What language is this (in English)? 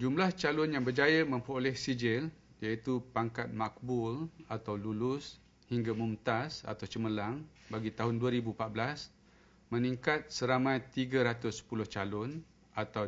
Malay